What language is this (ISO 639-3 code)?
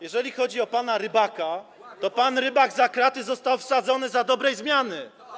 pol